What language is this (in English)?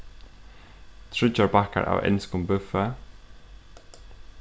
Faroese